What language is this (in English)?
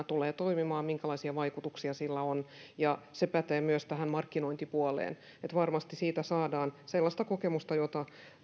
Finnish